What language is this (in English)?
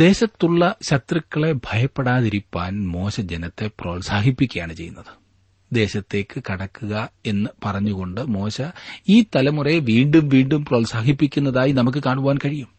Malayalam